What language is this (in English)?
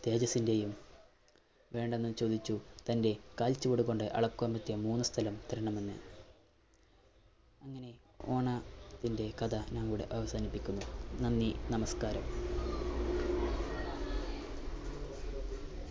Malayalam